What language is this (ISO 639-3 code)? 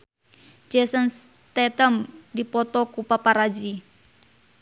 sun